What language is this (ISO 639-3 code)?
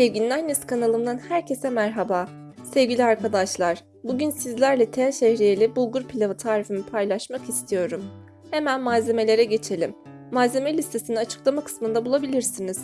tur